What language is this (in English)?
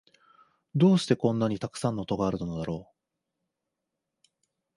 Japanese